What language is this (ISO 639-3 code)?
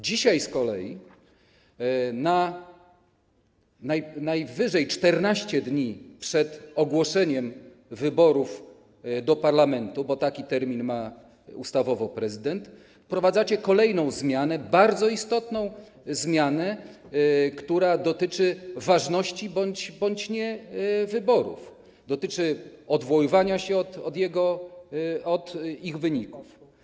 pol